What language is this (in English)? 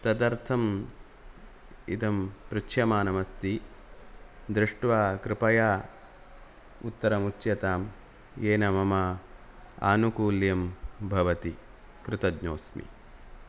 Sanskrit